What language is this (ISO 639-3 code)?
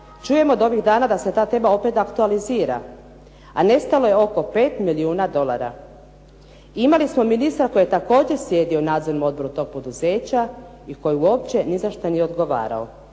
hrv